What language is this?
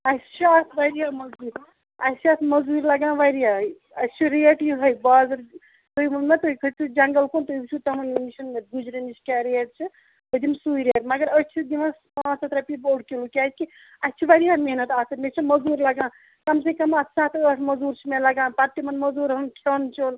Kashmiri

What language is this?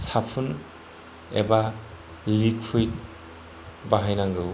Bodo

